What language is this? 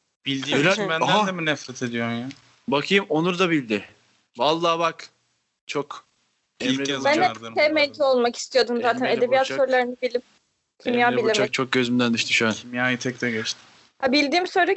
Turkish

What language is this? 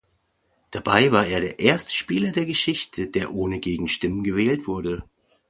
German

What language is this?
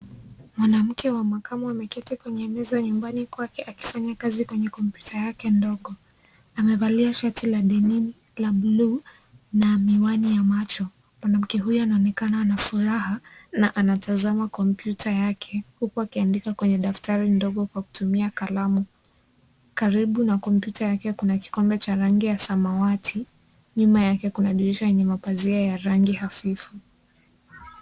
Swahili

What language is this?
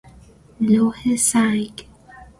Persian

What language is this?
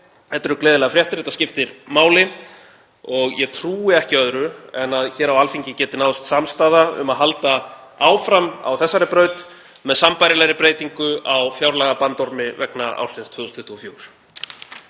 Icelandic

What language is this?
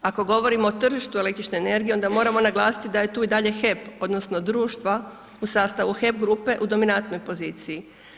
Croatian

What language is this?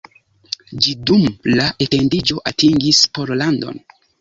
Esperanto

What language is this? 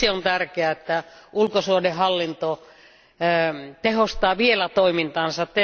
Finnish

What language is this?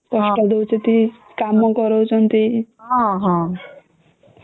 Odia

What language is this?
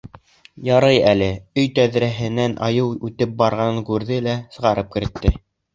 Bashkir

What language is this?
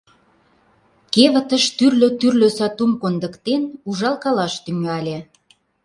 Mari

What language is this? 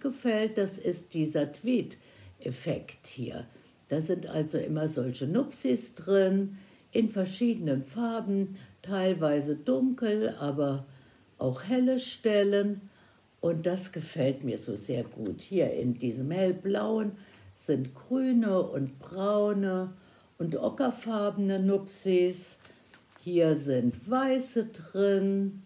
German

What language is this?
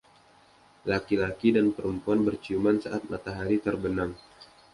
Indonesian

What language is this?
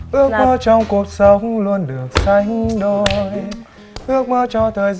Vietnamese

